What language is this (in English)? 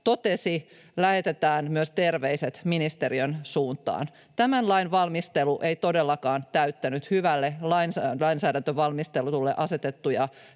Finnish